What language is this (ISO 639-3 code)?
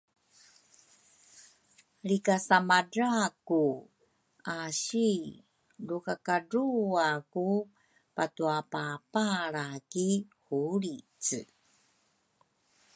dru